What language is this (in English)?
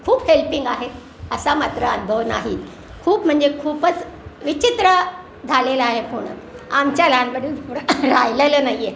Marathi